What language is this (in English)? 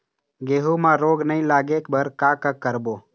Chhattisgarhi